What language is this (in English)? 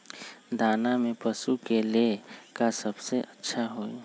Magahi